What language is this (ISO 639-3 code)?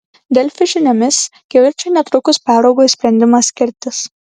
lit